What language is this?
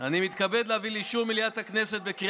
Hebrew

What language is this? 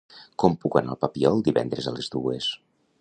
Catalan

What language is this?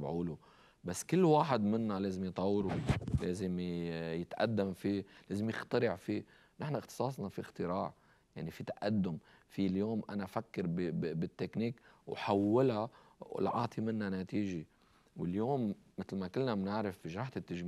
Arabic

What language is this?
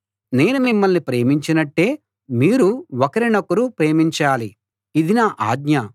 Telugu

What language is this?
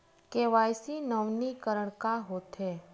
Chhattisgarhi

